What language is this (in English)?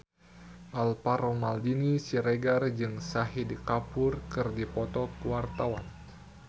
Sundanese